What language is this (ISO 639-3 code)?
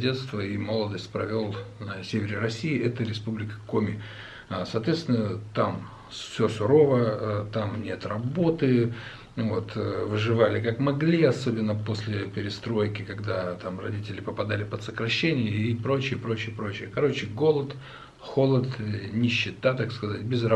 rus